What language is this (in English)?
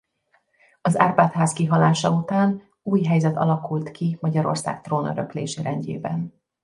Hungarian